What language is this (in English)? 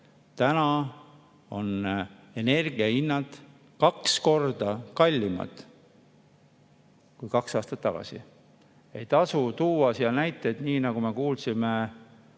Estonian